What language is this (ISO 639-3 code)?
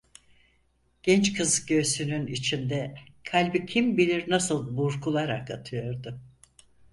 tur